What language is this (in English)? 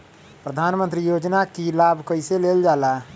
Magahi